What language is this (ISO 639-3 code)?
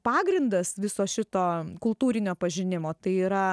lit